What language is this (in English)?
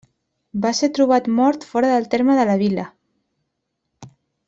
Catalan